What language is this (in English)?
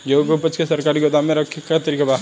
Bhojpuri